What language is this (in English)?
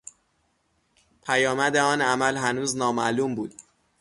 Persian